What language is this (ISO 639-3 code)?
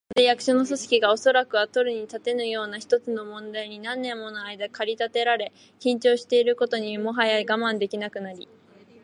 jpn